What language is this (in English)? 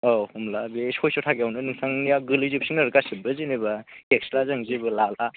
Bodo